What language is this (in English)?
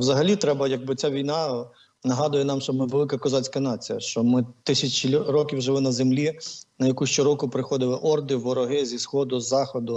Ukrainian